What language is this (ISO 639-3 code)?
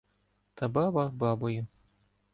ukr